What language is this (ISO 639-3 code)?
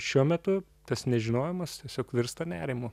lit